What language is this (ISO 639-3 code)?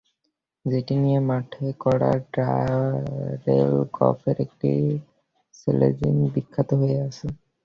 ben